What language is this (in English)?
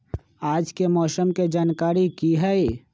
Magahi